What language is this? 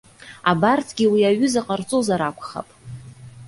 Abkhazian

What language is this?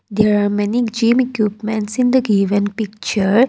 English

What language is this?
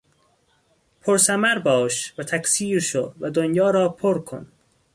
Persian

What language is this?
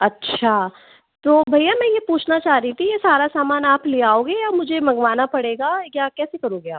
Hindi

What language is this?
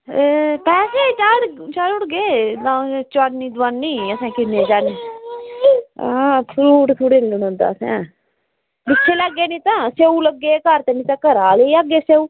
Dogri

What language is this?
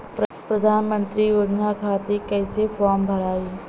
Bhojpuri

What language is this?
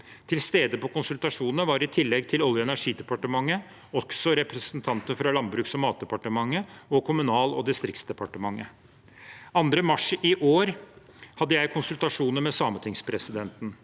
Norwegian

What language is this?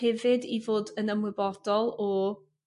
Welsh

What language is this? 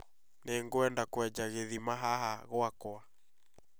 Kikuyu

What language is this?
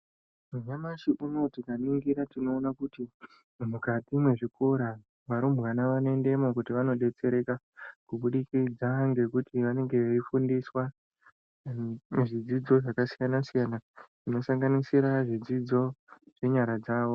Ndau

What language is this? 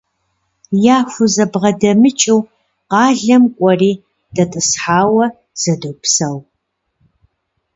Kabardian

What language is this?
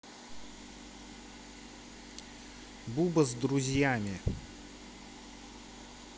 Russian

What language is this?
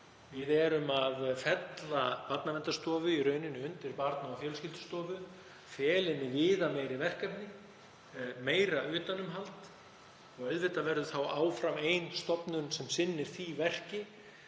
Icelandic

